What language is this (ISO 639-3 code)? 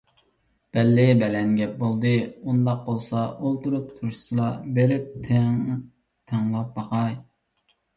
uig